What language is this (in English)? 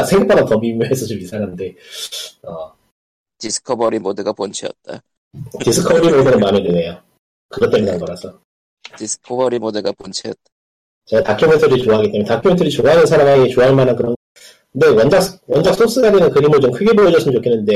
Korean